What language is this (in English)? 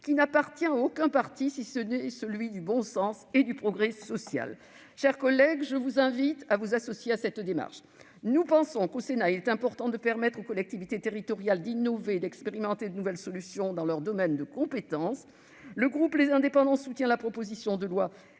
French